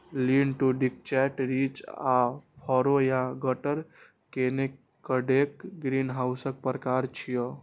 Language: Maithili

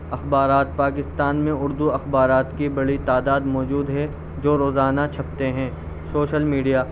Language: Urdu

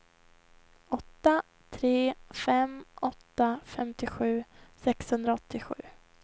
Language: Swedish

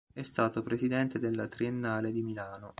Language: Italian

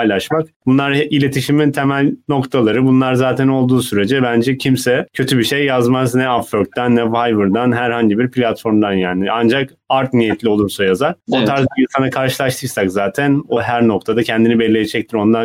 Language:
Turkish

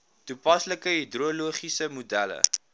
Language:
Afrikaans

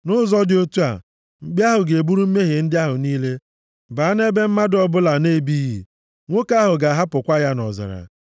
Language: Igbo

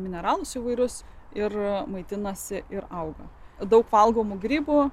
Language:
Lithuanian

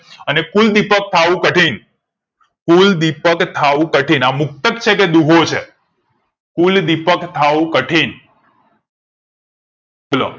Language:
Gujarati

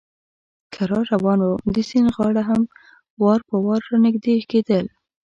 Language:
Pashto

